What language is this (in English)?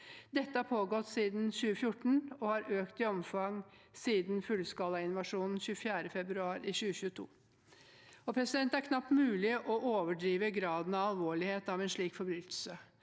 Norwegian